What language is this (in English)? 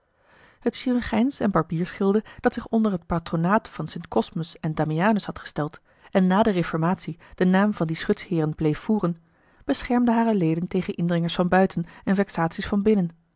Dutch